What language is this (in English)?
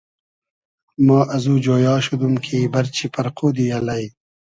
Hazaragi